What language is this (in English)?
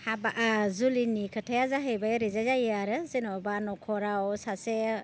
Bodo